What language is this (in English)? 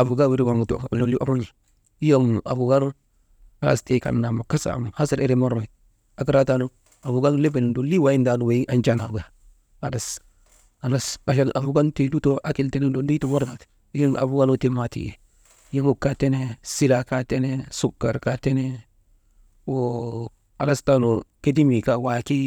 Maba